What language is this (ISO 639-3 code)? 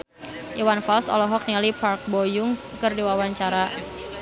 sun